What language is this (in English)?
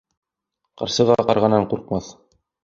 Bashkir